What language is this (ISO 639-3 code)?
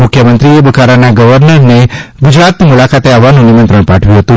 guj